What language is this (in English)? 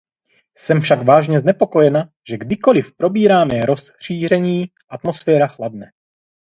Czech